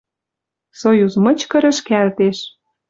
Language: Western Mari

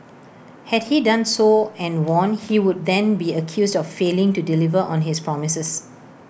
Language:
English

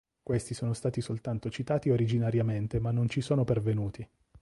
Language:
Italian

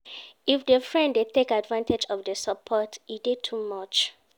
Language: Nigerian Pidgin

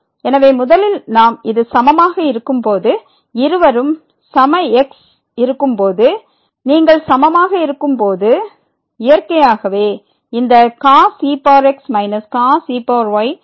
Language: Tamil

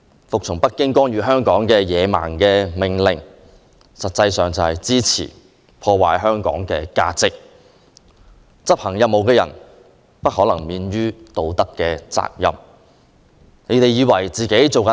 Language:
Cantonese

